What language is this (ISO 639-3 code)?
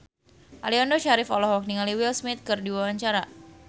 sun